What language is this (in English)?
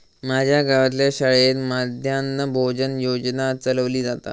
Marathi